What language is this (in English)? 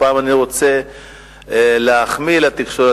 Hebrew